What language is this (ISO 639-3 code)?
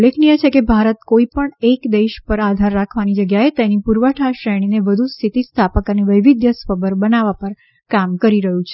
guj